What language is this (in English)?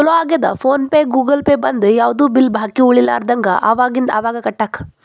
Kannada